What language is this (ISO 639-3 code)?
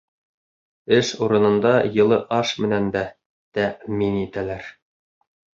bak